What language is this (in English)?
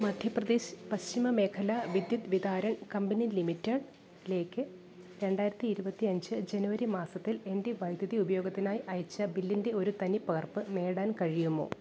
Malayalam